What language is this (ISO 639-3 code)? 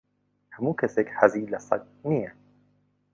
ckb